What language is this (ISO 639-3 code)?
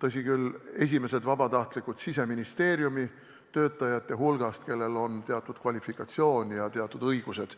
est